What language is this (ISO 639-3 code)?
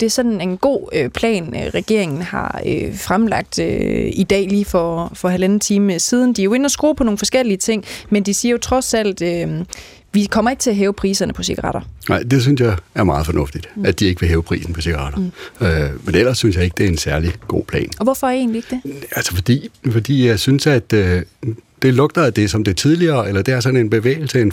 dan